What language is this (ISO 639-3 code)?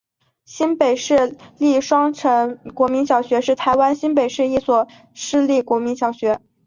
zho